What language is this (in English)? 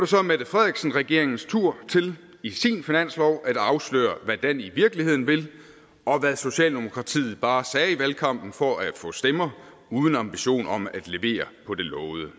Danish